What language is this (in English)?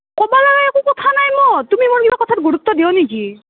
Assamese